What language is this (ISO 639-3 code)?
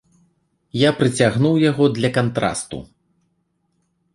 bel